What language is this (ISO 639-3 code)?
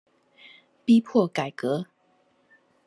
zho